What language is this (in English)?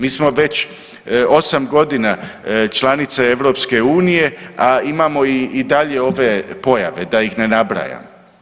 Croatian